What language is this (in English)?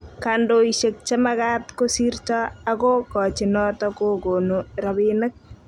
Kalenjin